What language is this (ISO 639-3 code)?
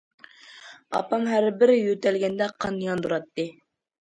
uig